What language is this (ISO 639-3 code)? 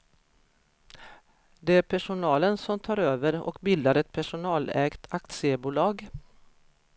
swe